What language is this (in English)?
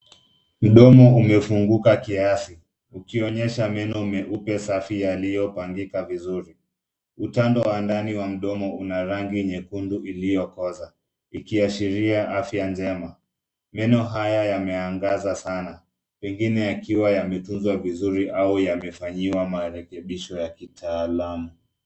Swahili